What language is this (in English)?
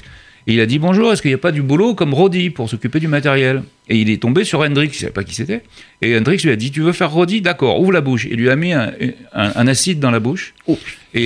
French